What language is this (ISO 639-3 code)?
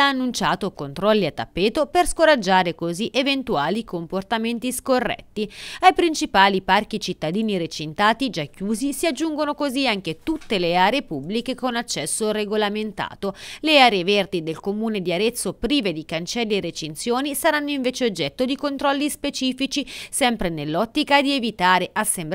ita